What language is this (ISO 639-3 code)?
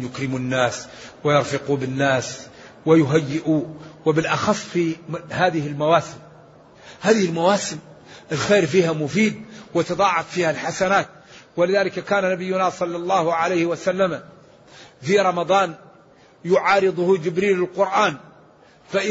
ara